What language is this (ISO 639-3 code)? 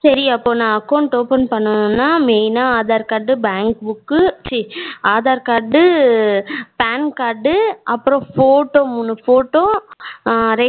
tam